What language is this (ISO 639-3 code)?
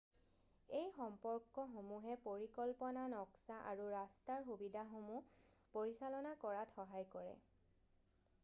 asm